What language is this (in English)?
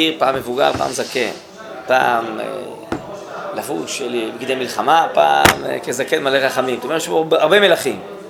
Hebrew